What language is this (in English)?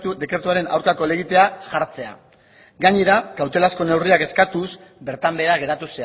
Basque